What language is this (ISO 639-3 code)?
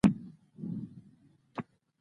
pus